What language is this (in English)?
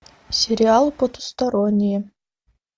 Russian